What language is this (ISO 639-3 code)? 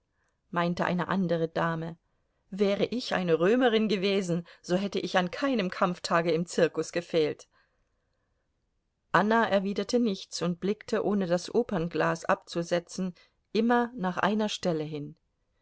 deu